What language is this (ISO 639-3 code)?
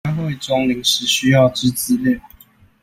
zho